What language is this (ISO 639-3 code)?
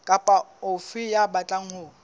sot